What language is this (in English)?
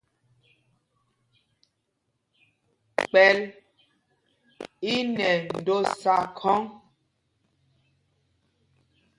Mpumpong